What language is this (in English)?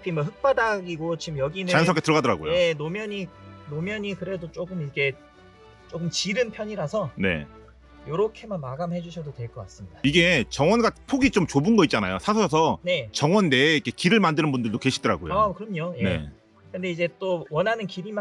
Korean